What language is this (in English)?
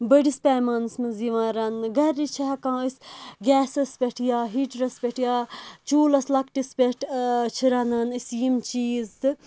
Kashmiri